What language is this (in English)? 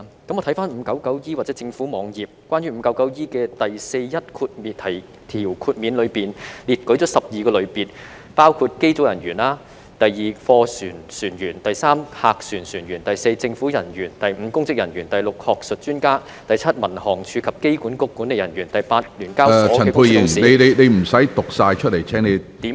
Cantonese